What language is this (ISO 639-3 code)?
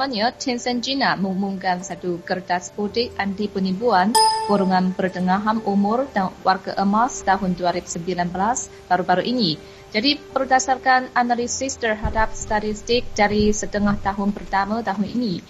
msa